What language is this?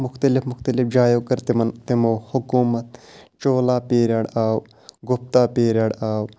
Kashmiri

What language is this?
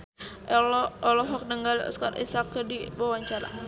Sundanese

